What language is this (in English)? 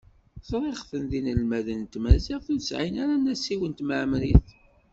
Kabyle